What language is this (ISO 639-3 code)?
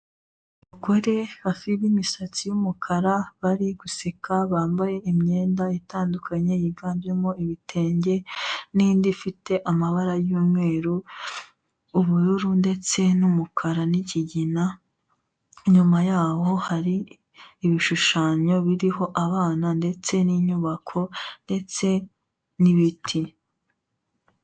kin